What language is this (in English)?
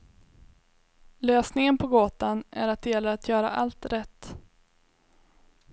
Swedish